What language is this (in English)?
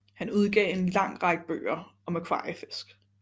Danish